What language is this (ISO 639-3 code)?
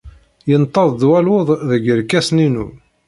kab